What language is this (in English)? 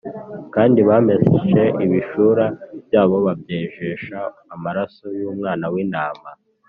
Kinyarwanda